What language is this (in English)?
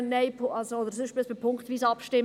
Swiss German